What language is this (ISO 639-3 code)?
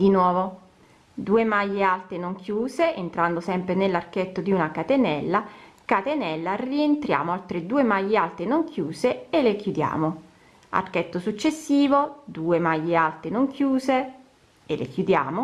ita